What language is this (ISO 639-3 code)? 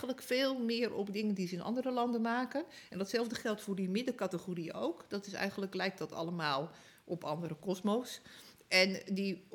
nld